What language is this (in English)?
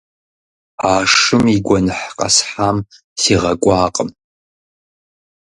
Kabardian